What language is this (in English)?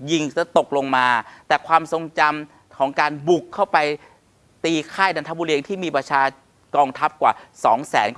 Thai